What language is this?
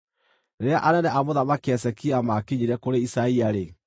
Kikuyu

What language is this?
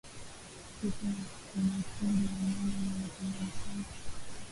Swahili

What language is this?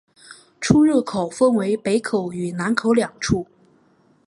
Chinese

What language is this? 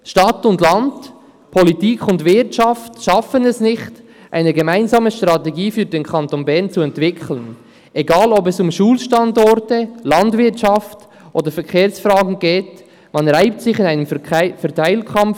Swiss German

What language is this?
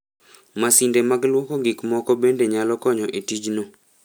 Luo (Kenya and Tanzania)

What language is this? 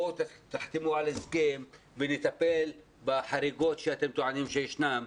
Hebrew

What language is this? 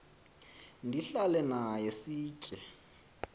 Xhosa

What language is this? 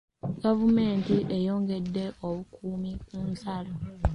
Ganda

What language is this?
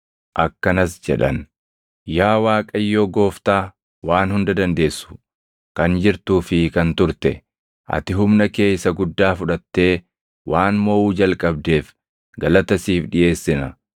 Oromo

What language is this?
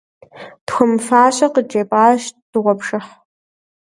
Kabardian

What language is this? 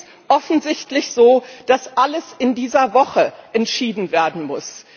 German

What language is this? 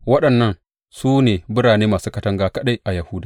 Hausa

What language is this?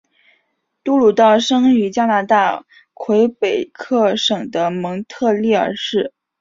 Chinese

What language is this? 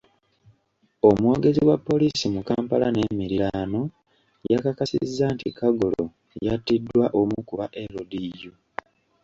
Ganda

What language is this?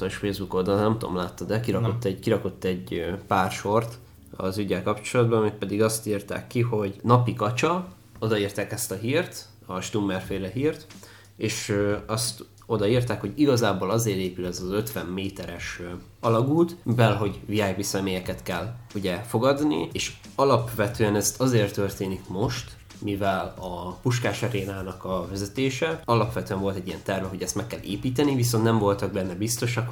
Hungarian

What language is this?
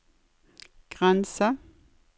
Norwegian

